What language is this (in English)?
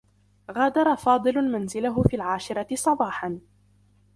Arabic